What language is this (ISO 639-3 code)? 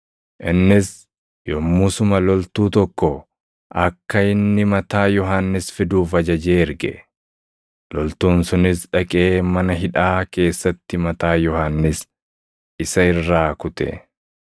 orm